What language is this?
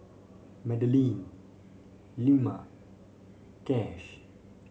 English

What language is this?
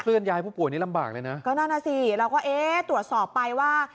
Thai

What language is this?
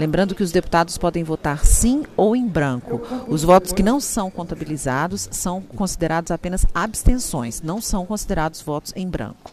Portuguese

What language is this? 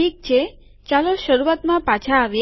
Gujarati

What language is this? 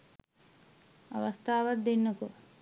Sinhala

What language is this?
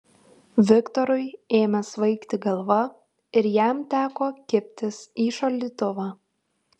Lithuanian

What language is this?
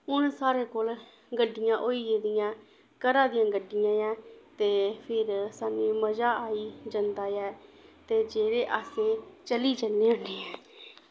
Dogri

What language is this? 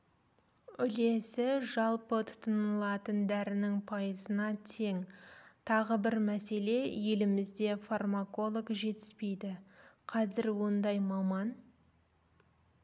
Kazakh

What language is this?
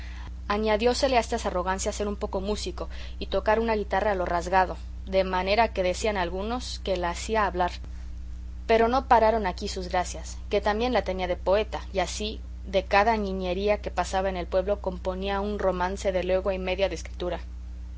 Spanish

